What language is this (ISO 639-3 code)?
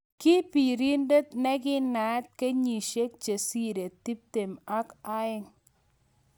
kln